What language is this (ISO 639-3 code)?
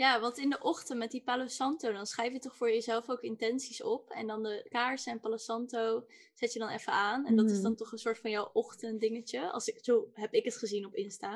nld